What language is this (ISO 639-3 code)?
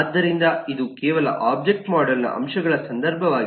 kan